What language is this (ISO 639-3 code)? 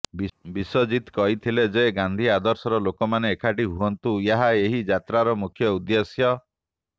ori